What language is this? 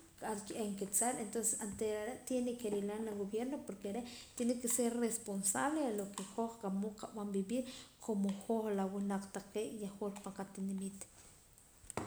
Poqomam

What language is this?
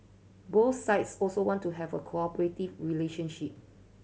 English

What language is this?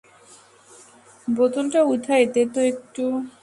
Bangla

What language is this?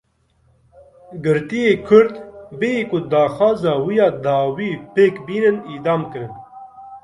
Kurdish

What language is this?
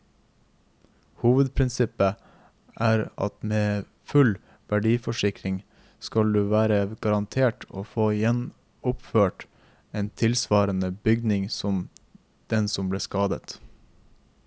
Norwegian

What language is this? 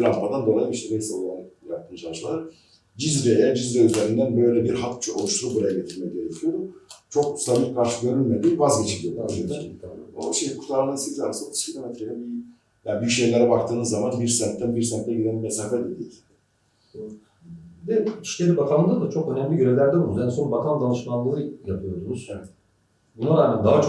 Turkish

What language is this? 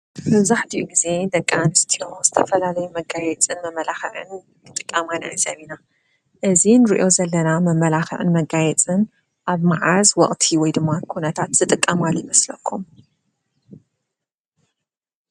Tigrinya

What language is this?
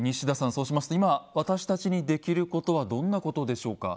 Japanese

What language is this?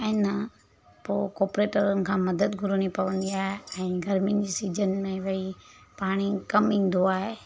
Sindhi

